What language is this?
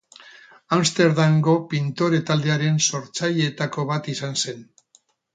Basque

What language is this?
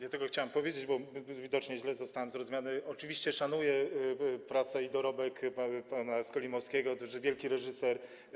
Polish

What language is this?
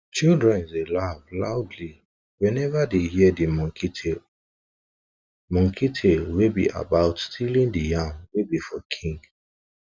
Nigerian Pidgin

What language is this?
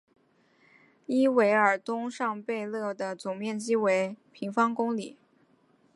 Chinese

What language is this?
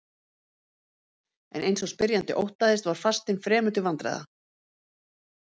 Icelandic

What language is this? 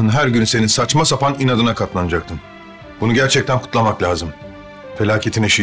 Turkish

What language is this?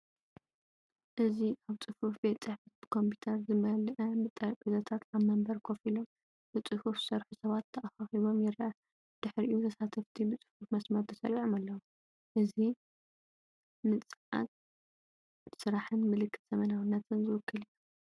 Tigrinya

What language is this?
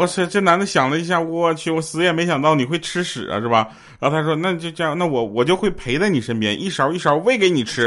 Chinese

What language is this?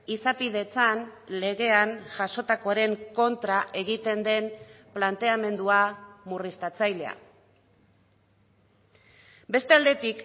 Basque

